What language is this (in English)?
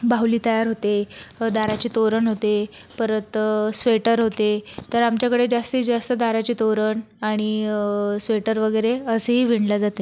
Marathi